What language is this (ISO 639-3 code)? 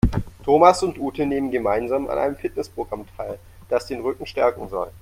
deu